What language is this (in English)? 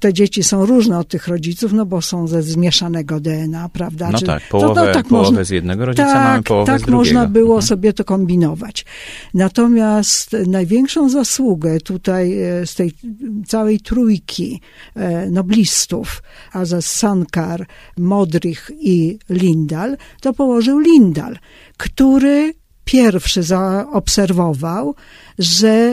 Polish